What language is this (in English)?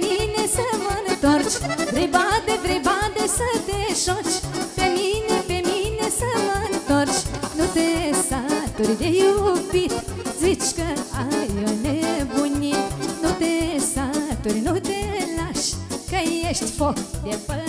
Romanian